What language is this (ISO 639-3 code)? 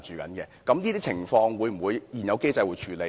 yue